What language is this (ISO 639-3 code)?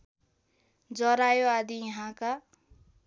nep